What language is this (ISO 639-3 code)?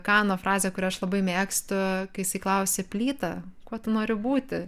lit